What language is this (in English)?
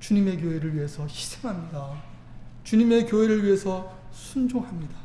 Korean